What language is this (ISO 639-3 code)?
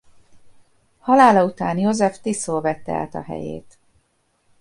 hun